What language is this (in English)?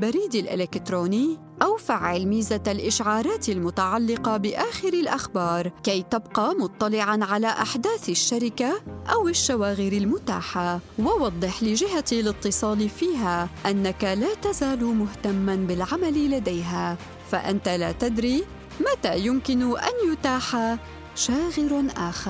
Arabic